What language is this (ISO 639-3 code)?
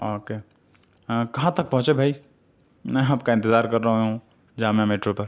urd